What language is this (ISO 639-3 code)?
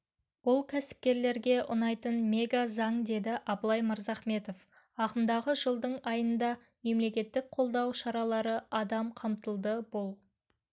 kaz